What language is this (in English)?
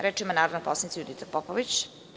Serbian